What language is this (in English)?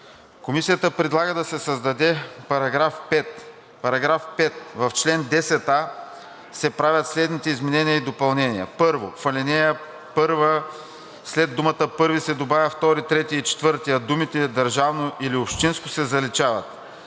Bulgarian